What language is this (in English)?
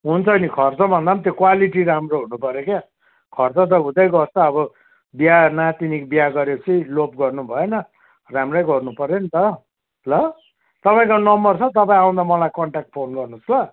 Nepali